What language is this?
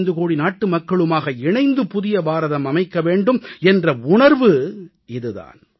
Tamil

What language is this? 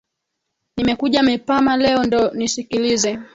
Swahili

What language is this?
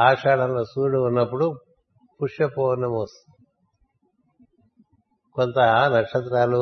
Telugu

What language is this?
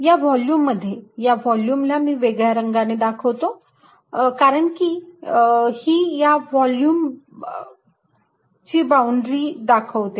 Marathi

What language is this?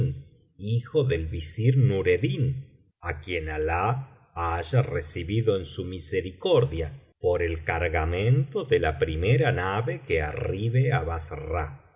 Spanish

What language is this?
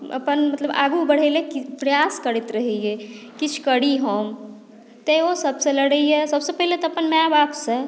Maithili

